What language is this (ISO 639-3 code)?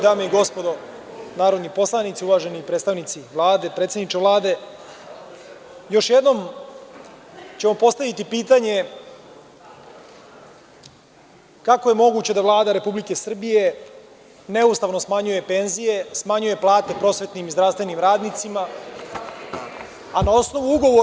srp